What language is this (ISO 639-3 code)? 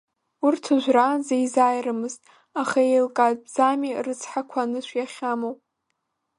abk